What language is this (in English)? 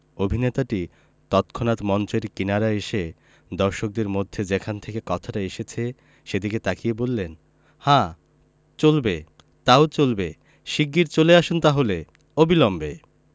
Bangla